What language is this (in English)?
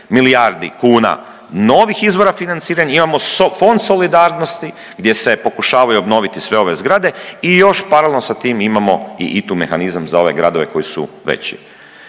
Croatian